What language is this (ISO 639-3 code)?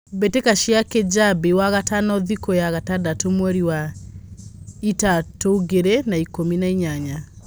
kik